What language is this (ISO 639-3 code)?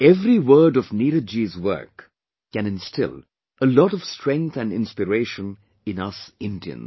eng